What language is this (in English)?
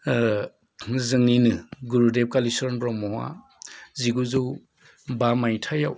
Bodo